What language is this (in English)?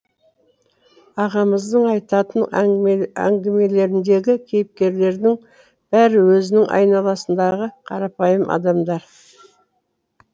Kazakh